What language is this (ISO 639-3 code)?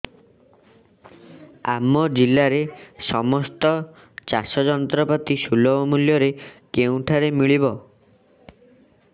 ori